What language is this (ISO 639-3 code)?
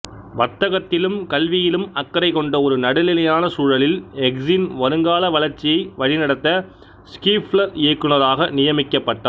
tam